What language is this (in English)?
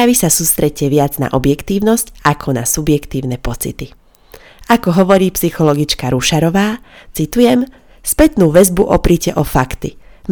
Slovak